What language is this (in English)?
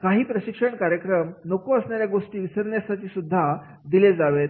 Marathi